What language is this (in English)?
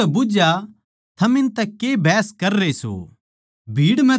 Haryanvi